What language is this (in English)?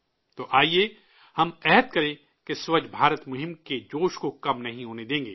Urdu